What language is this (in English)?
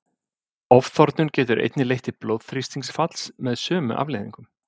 Icelandic